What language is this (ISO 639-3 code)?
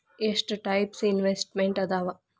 kan